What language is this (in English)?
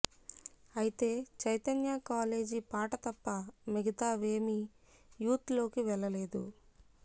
Telugu